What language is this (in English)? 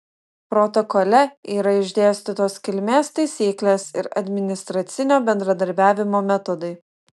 Lithuanian